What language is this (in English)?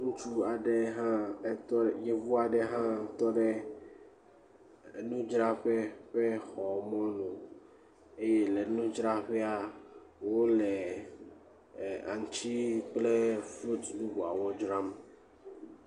Ewe